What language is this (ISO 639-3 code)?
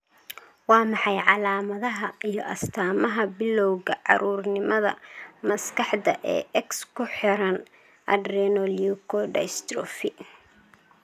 som